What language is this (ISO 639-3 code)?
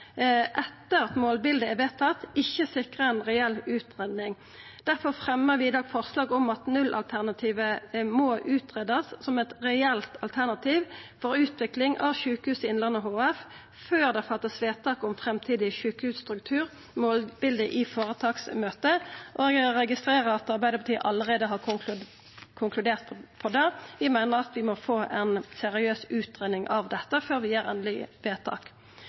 nno